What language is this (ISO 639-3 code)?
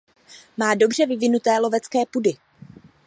ces